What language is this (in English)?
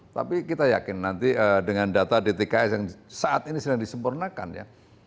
Indonesian